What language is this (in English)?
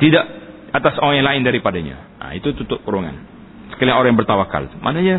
Malay